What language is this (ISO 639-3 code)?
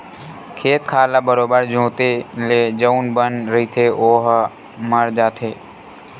hne